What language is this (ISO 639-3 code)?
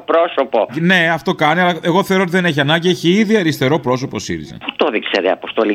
ell